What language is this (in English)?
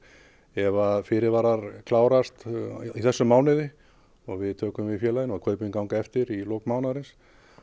Icelandic